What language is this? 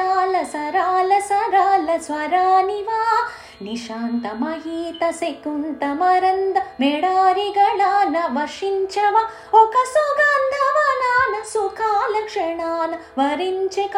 Telugu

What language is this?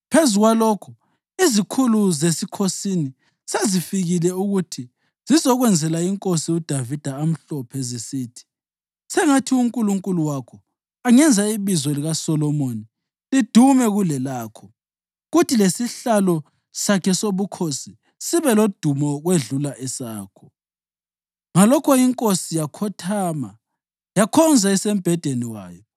North Ndebele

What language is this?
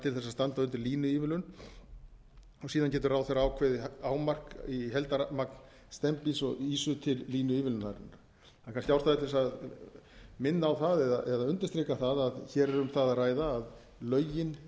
Icelandic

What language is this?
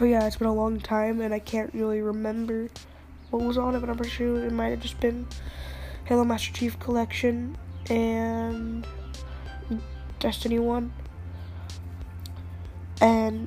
English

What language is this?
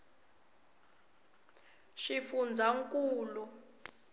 Tsonga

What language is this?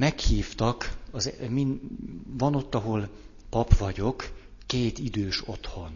Hungarian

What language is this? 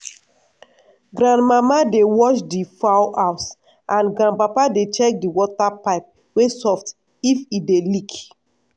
Nigerian Pidgin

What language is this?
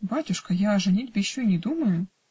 Russian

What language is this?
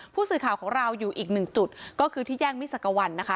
Thai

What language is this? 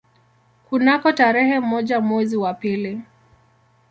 Swahili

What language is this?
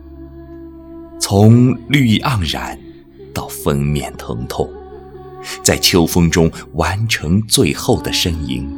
Chinese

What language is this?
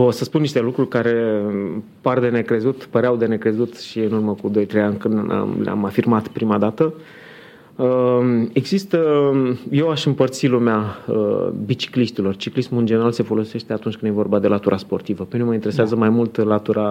Romanian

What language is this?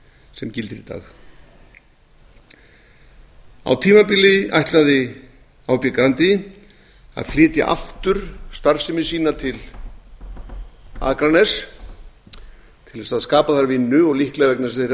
Icelandic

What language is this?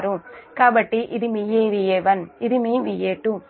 Telugu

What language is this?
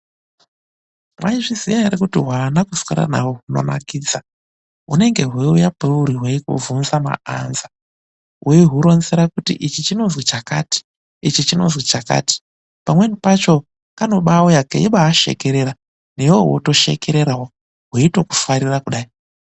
Ndau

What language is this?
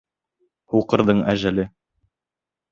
Bashkir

